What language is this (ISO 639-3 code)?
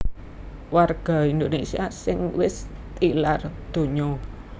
jav